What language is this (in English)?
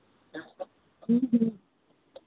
Hindi